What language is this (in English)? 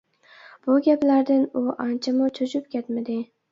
Uyghur